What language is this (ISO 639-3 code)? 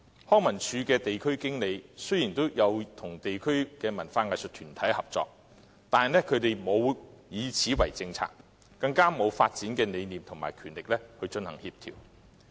yue